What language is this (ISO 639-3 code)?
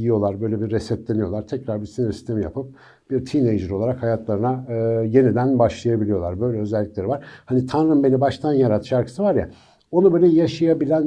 tur